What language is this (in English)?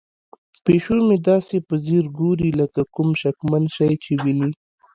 Pashto